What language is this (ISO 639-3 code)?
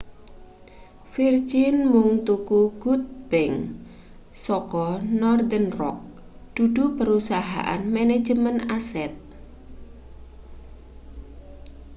jav